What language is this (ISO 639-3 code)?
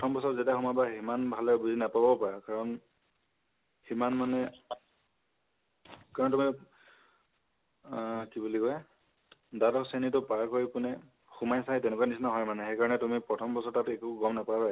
asm